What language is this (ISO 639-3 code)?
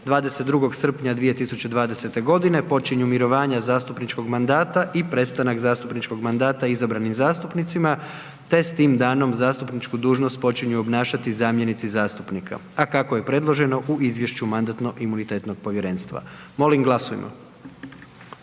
hrv